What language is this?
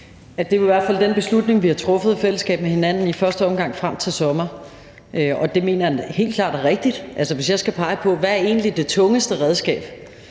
Danish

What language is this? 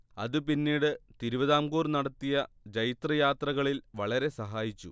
Malayalam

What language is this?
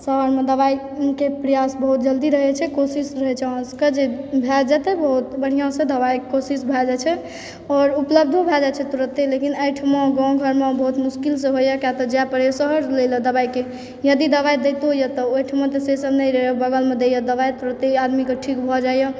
Maithili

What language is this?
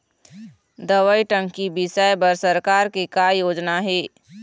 Chhattisgarhi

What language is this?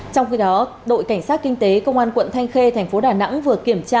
Vietnamese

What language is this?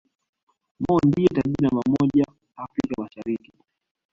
Swahili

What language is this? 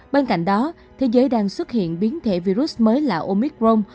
Vietnamese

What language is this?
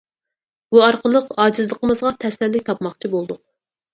Uyghur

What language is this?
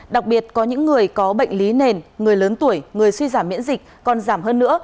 Vietnamese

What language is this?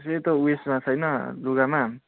Nepali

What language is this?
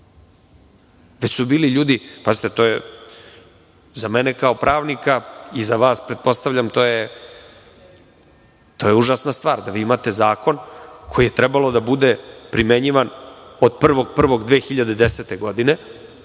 Serbian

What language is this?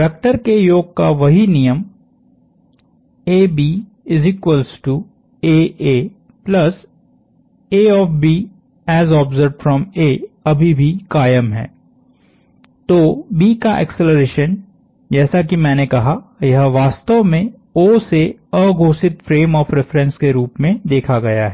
Hindi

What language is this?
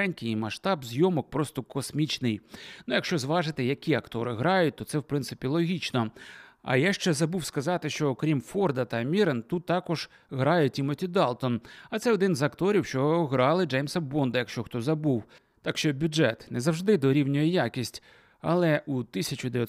Ukrainian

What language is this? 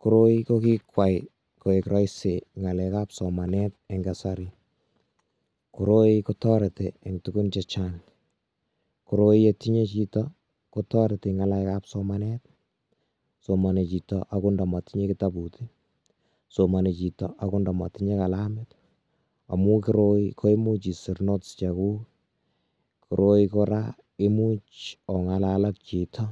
Kalenjin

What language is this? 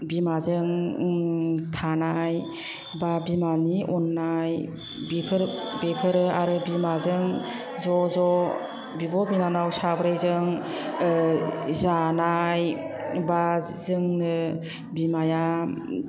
Bodo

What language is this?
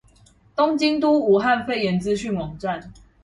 Chinese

